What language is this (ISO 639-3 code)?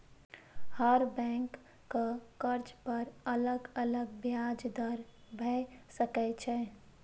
mai